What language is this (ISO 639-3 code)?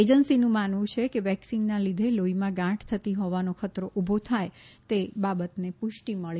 guj